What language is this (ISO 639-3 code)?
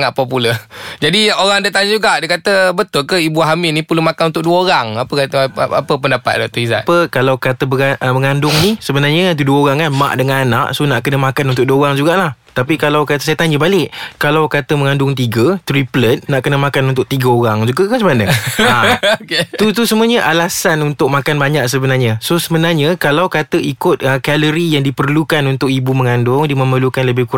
msa